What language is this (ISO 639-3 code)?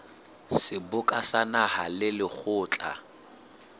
sot